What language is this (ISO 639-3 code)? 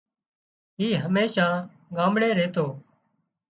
kxp